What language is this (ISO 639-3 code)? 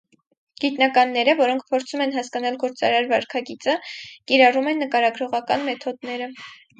hye